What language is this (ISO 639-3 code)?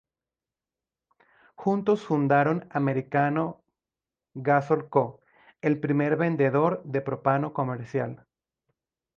spa